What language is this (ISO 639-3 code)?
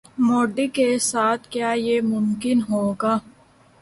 urd